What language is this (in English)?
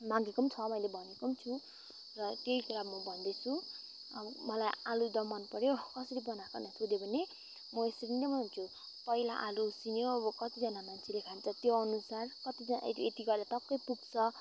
Nepali